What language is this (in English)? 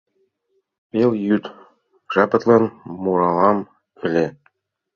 Mari